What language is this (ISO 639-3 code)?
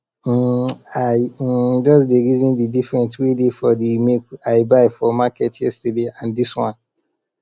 pcm